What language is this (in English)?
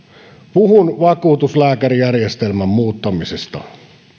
Finnish